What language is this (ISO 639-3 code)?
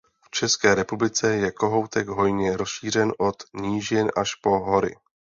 ces